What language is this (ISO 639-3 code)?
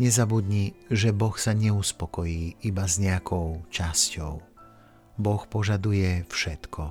slk